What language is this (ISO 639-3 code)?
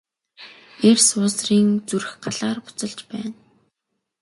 mon